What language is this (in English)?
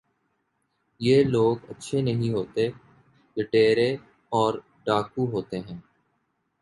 Urdu